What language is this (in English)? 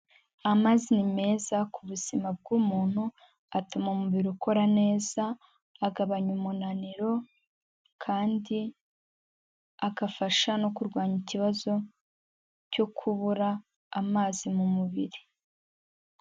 Kinyarwanda